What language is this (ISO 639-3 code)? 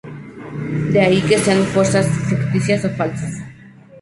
spa